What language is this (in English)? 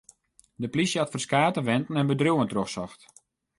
Western Frisian